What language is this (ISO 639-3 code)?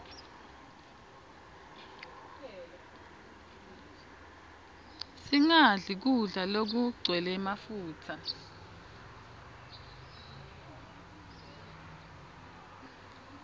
ssw